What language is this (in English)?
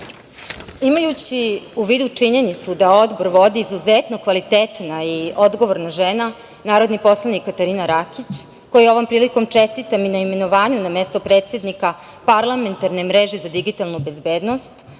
Serbian